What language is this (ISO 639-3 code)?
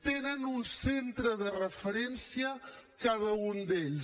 cat